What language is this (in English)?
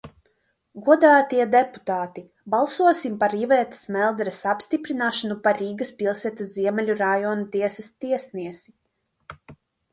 Latvian